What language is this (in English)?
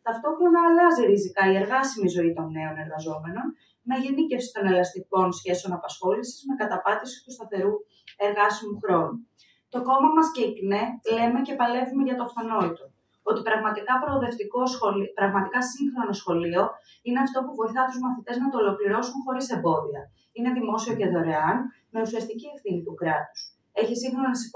Greek